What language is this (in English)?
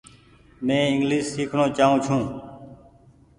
Goaria